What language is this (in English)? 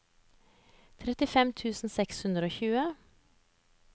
Norwegian